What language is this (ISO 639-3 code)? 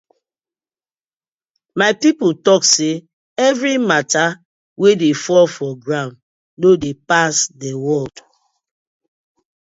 pcm